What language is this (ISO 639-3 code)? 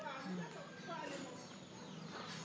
wol